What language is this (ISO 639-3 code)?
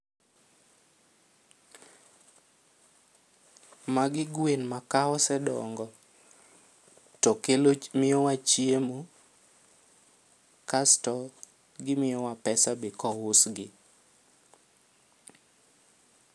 luo